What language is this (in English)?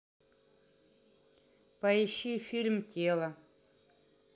Russian